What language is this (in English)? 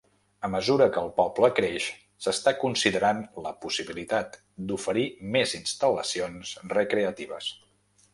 Catalan